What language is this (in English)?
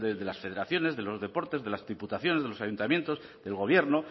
Spanish